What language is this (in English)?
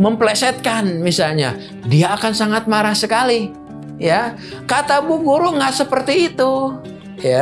Indonesian